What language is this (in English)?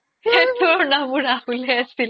Assamese